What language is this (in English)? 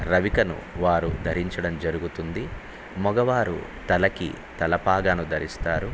Telugu